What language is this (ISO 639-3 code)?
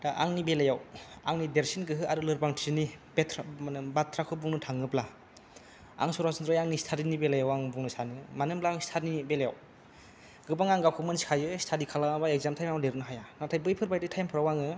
brx